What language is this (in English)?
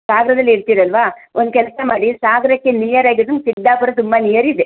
Kannada